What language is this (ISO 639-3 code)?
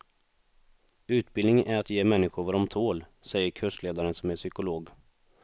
swe